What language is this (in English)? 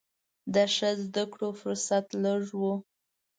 Pashto